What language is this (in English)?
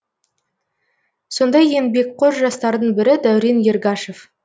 Kazakh